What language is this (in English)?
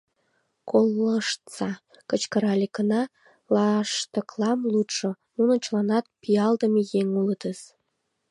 Mari